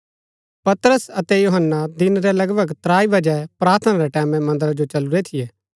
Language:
Gaddi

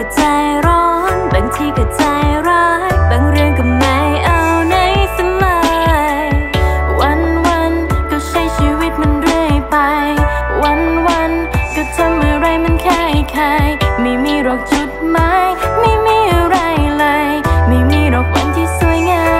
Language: Thai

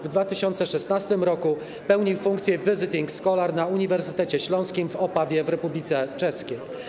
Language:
Polish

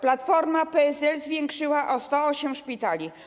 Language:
Polish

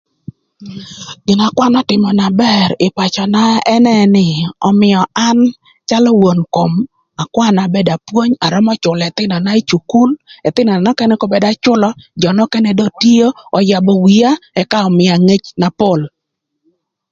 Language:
Thur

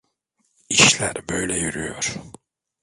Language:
Turkish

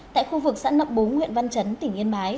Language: Vietnamese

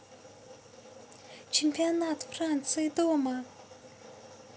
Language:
Russian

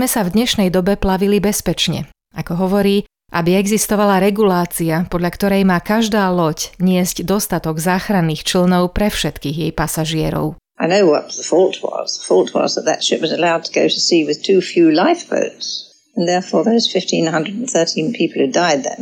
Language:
Slovak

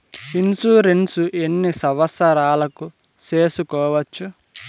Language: Telugu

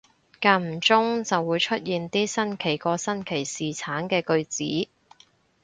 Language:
Cantonese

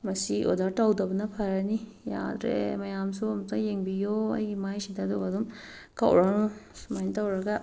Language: Manipuri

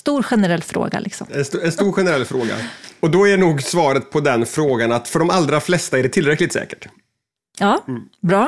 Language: Swedish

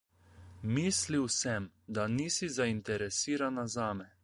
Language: Slovenian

